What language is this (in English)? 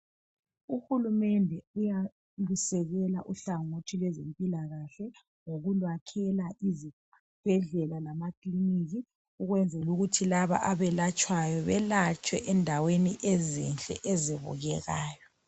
North Ndebele